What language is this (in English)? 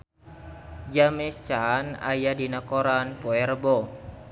Sundanese